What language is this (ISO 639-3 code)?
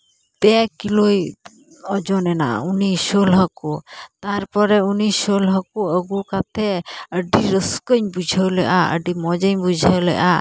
sat